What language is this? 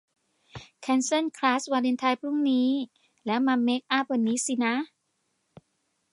Thai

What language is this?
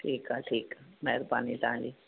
Sindhi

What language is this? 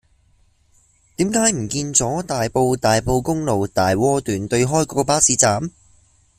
Cantonese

